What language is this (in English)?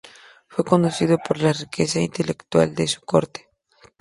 Spanish